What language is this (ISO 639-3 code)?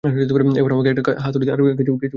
ben